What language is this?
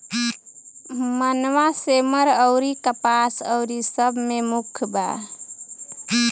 Bhojpuri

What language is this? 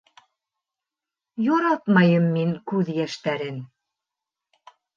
Bashkir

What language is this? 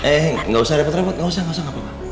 Indonesian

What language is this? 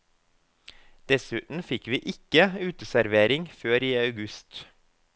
Norwegian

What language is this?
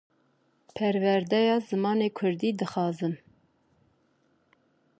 Kurdish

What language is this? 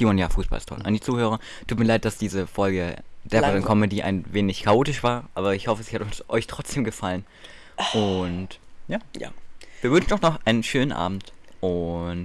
German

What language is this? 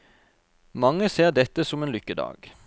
Norwegian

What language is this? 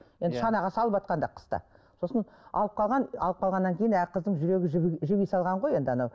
Kazakh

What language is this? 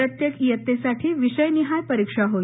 Marathi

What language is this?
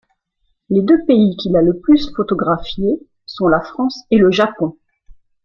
French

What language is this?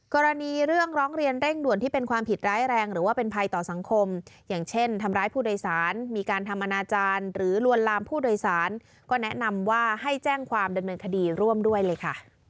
Thai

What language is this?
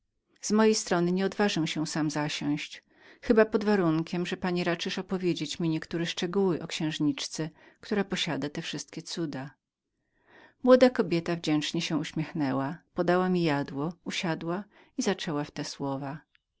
Polish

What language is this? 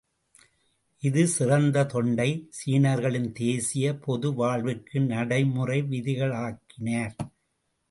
Tamil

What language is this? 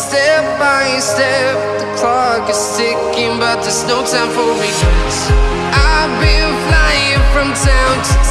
Indonesian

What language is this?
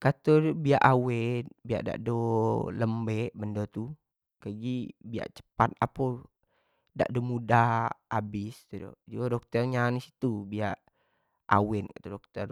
Jambi Malay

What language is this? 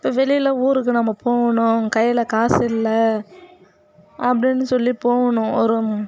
Tamil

